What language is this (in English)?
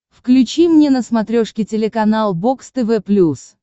Russian